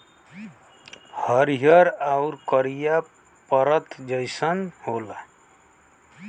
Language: Bhojpuri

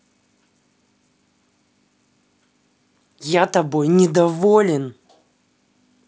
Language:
Russian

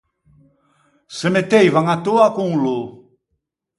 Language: Ligurian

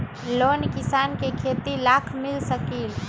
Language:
Magahi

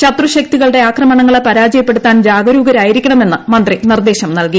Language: Malayalam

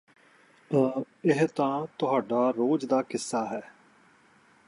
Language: Punjabi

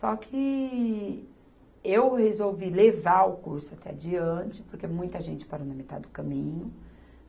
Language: Portuguese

